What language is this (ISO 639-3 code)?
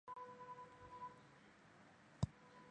zho